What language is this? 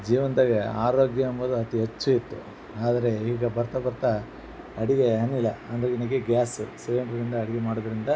Kannada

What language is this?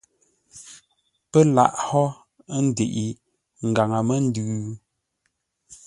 Ngombale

